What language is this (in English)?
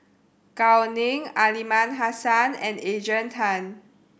English